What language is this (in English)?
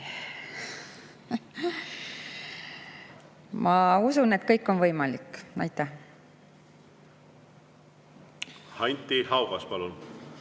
Estonian